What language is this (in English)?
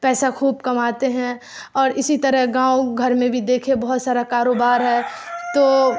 Urdu